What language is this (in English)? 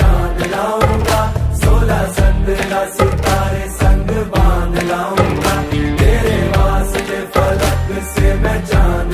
Arabic